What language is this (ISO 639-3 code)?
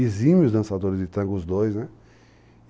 por